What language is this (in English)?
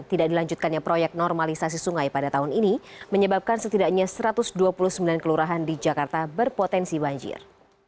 Indonesian